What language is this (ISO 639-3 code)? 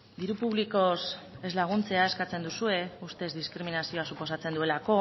eus